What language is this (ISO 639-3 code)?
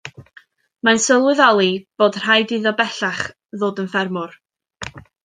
cym